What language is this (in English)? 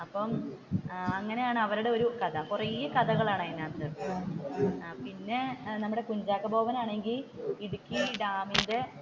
Malayalam